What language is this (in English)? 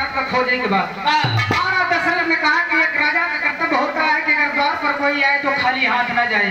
Hindi